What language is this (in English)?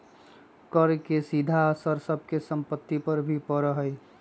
Magahi